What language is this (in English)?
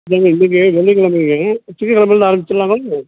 Tamil